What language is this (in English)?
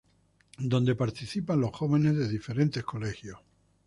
Spanish